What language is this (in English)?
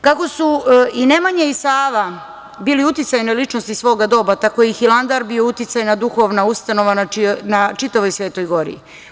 Serbian